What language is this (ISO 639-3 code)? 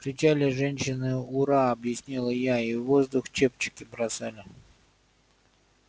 rus